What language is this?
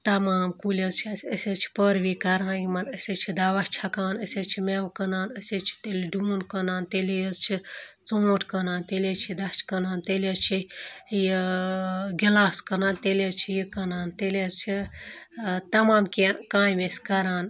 Kashmiri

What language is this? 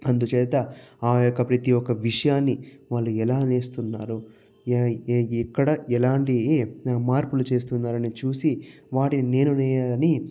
Telugu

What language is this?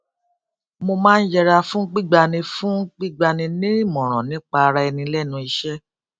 Yoruba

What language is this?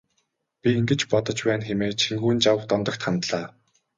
Mongolian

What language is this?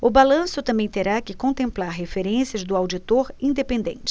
Portuguese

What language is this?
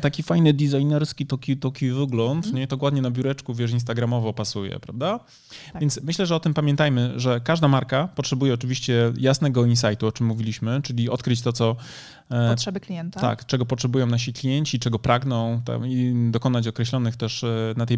Polish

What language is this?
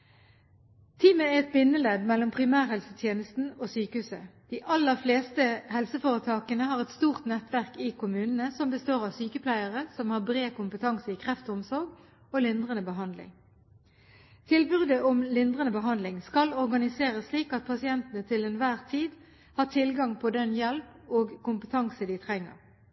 Norwegian Bokmål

